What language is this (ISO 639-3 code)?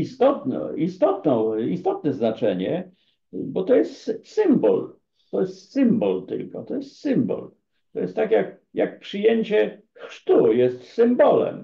pol